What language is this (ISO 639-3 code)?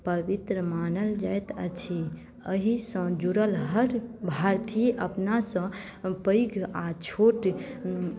mai